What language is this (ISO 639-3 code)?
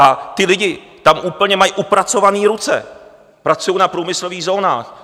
ces